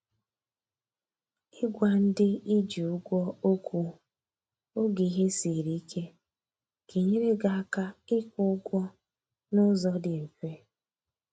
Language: Igbo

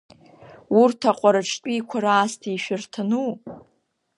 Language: Abkhazian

